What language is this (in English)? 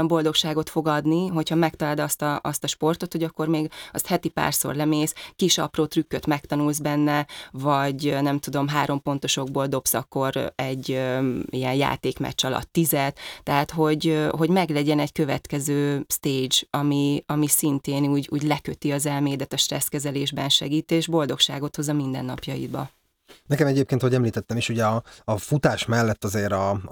Hungarian